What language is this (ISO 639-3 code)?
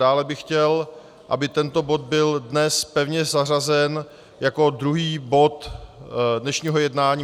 ces